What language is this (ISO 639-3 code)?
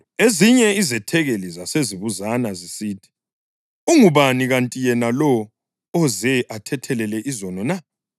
nde